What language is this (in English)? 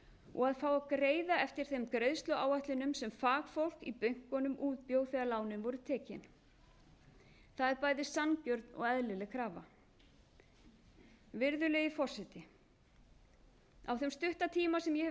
Icelandic